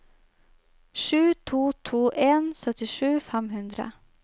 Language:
Norwegian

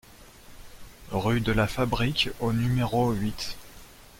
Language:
French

